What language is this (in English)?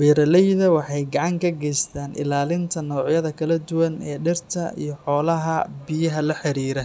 Somali